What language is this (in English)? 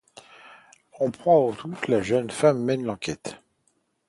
French